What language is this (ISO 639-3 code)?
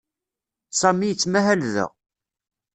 kab